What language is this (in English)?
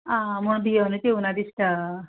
Konkani